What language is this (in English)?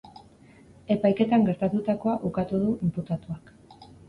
Basque